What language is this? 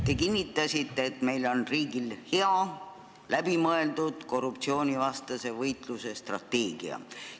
Estonian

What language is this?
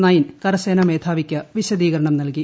Malayalam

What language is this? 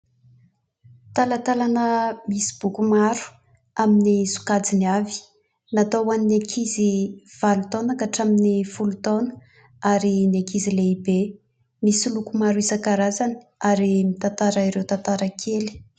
Malagasy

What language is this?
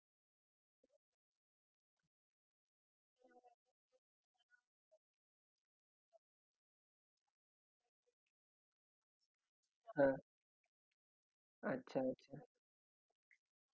Marathi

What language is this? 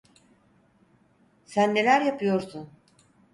Turkish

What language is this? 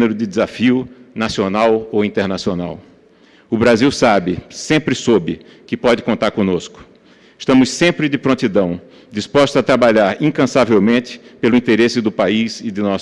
Portuguese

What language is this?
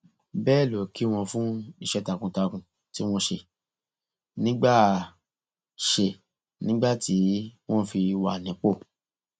Yoruba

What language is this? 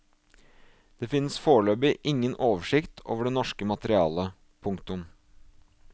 Norwegian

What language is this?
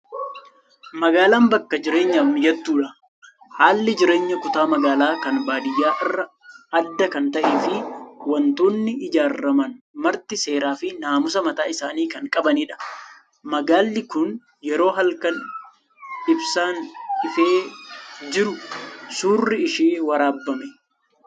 Oromo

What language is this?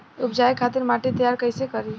Bhojpuri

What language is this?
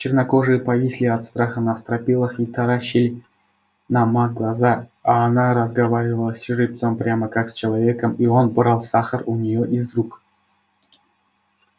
Russian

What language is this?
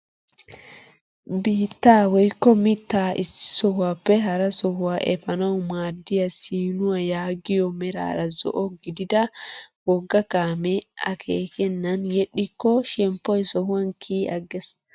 Wolaytta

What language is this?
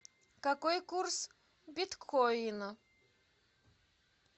Russian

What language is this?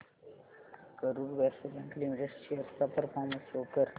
Marathi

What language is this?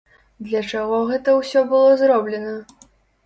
Belarusian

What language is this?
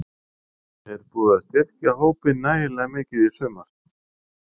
Icelandic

